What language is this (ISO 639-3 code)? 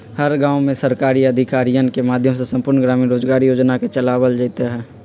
mag